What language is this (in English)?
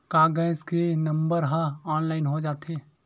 Chhattisgarhi